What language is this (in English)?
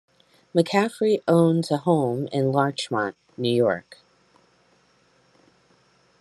English